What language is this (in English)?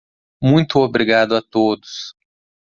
Portuguese